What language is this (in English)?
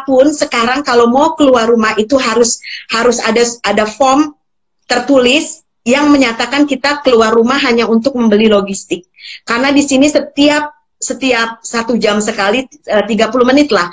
Indonesian